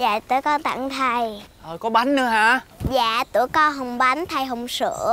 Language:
Vietnamese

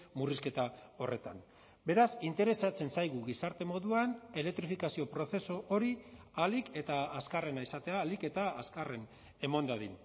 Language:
Basque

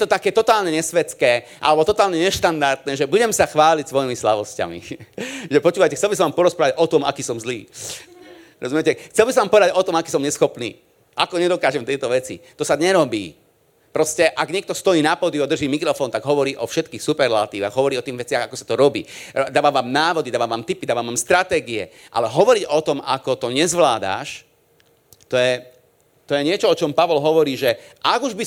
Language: Slovak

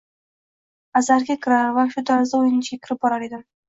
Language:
Uzbek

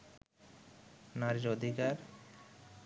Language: Bangla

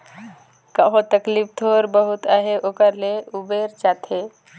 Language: Chhattisgarhi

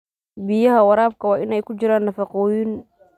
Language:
Somali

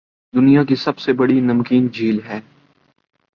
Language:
Urdu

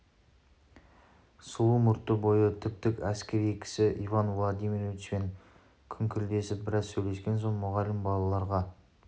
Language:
Kazakh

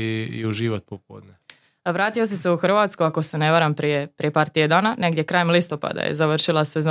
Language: Croatian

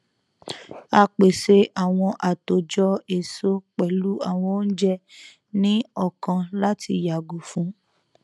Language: Yoruba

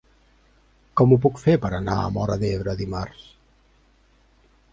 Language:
Catalan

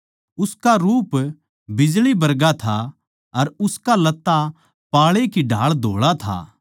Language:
Haryanvi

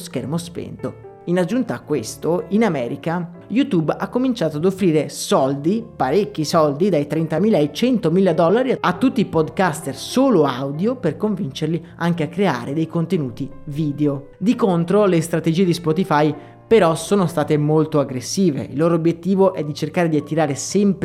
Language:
Italian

